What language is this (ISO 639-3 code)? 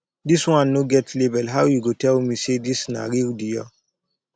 pcm